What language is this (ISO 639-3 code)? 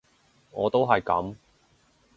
yue